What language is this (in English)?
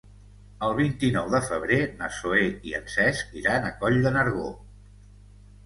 Catalan